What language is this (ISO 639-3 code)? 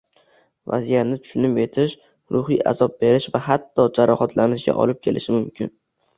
uzb